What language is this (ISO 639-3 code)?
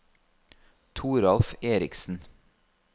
nor